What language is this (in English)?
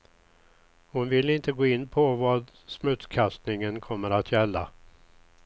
Swedish